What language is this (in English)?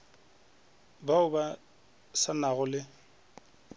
Northern Sotho